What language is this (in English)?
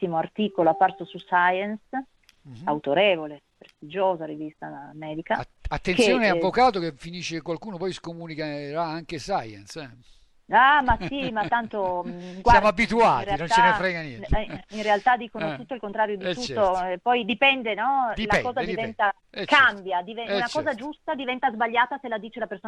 Italian